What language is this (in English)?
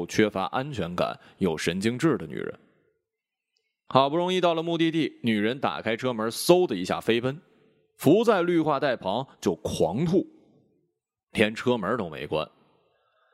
Chinese